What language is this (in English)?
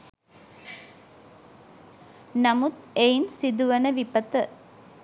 Sinhala